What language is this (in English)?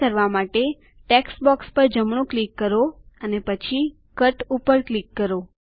Gujarati